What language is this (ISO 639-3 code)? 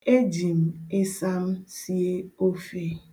ibo